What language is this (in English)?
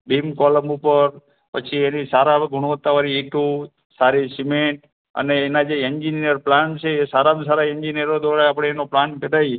Gujarati